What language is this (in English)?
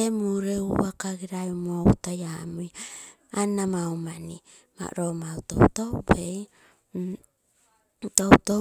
Terei